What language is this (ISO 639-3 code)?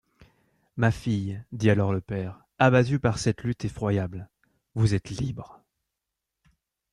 fra